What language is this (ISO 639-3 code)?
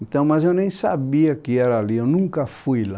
por